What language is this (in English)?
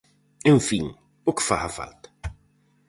Galician